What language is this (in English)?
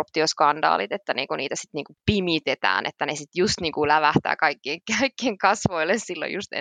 Finnish